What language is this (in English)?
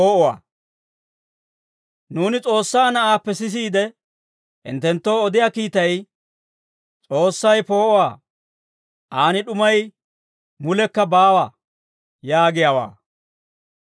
Dawro